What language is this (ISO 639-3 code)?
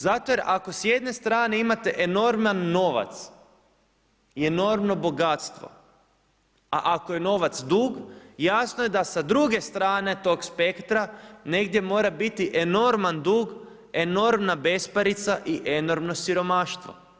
hrv